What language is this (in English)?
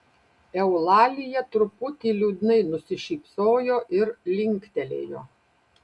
Lithuanian